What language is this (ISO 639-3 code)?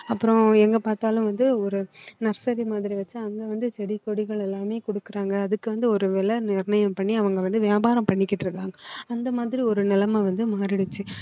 tam